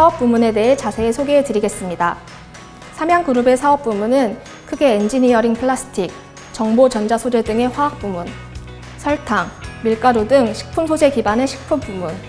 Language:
Korean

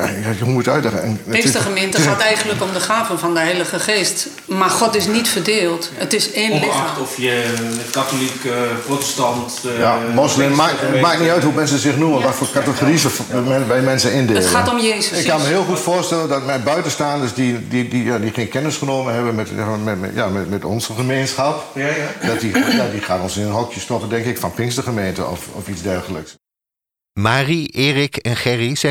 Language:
Dutch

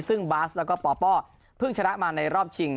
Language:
Thai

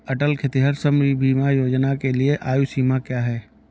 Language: Hindi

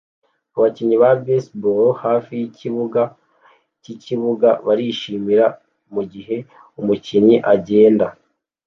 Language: Kinyarwanda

